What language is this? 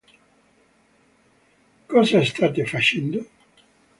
Italian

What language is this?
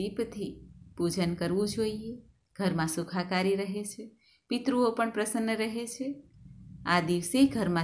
Gujarati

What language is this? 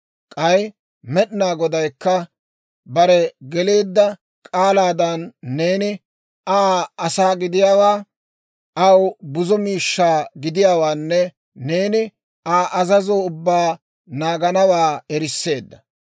Dawro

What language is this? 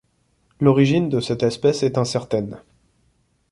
French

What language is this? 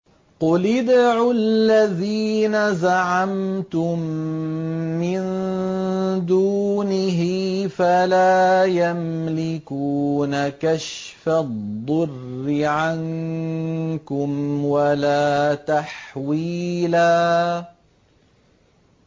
Arabic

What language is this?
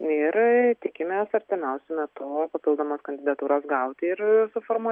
Lithuanian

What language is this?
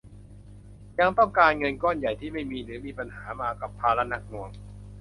Thai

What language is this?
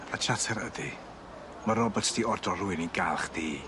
Welsh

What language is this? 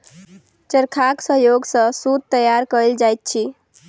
Maithili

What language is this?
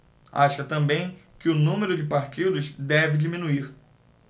Portuguese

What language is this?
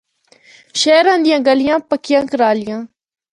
Northern Hindko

